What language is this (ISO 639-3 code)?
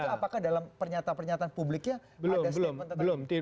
ind